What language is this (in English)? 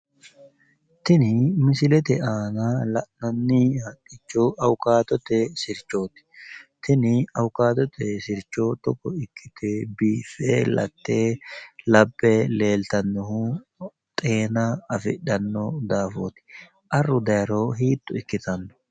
Sidamo